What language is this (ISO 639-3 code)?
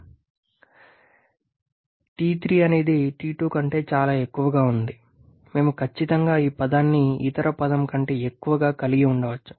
tel